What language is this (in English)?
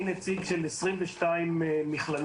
Hebrew